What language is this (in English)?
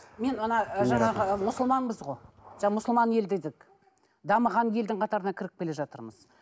Kazakh